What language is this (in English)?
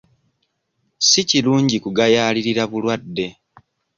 Ganda